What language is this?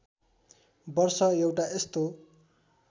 Nepali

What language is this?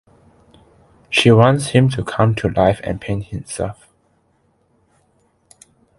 English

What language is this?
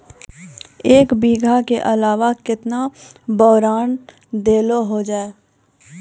Maithili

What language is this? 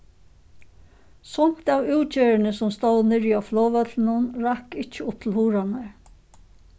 Faroese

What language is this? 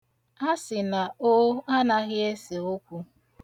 Igbo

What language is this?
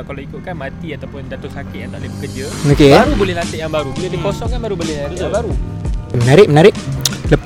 Malay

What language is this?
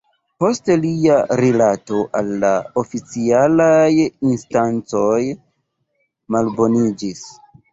Esperanto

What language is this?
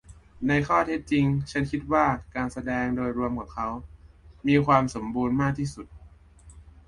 Thai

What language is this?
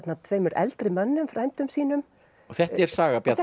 Icelandic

